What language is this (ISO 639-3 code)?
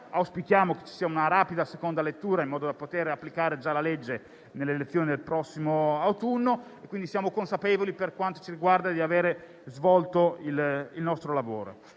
ita